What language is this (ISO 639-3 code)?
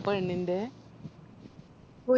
mal